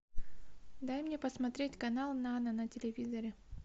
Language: Russian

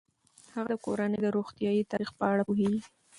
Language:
Pashto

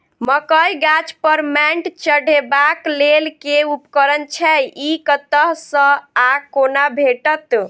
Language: Maithili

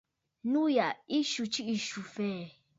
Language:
Bafut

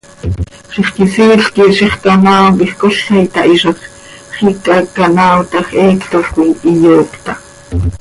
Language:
Seri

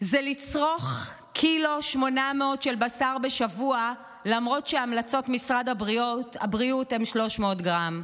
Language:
Hebrew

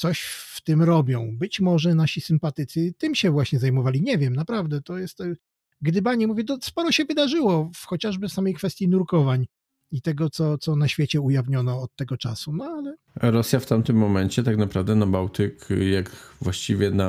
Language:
Polish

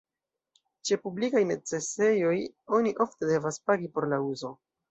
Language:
Esperanto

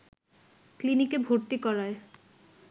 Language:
Bangla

